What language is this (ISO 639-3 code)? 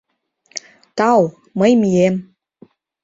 chm